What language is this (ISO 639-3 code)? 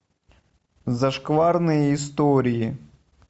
rus